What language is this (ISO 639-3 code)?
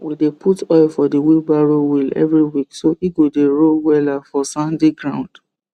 pcm